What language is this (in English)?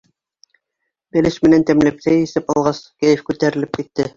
Bashkir